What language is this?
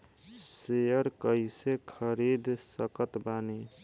Bhojpuri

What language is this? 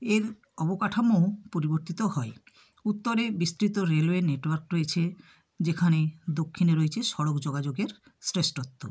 Bangla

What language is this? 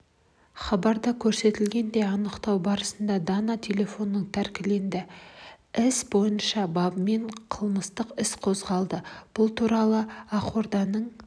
Kazakh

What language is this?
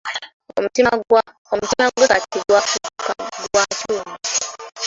Ganda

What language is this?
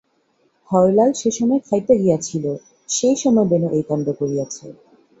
Bangla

